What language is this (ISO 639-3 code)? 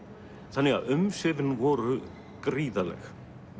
isl